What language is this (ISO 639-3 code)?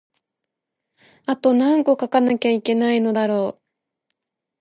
jpn